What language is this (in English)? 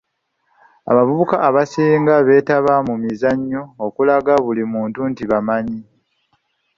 Ganda